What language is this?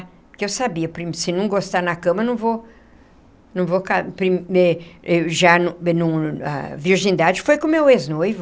Portuguese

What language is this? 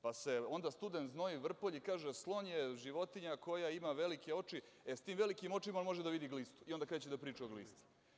Serbian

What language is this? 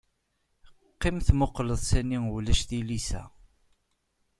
Kabyle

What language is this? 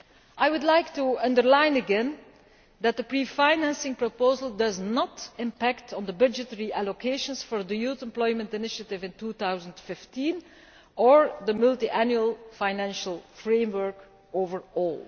English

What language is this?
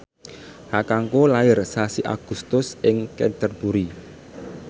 Javanese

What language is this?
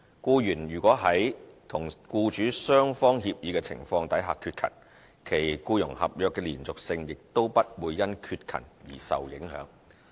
Cantonese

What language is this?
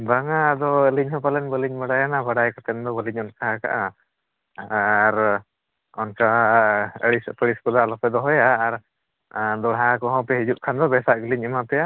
Santali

